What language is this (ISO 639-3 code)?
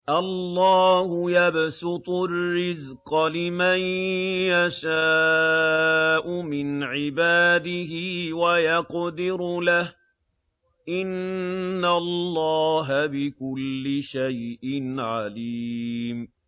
ara